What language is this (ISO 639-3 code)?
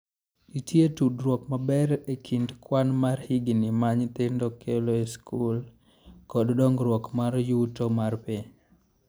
luo